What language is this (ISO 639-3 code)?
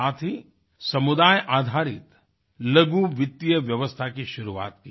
hin